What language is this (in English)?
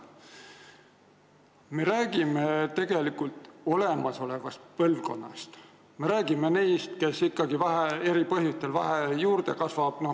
Estonian